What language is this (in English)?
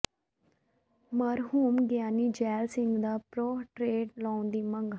Punjabi